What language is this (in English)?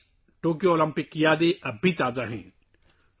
Urdu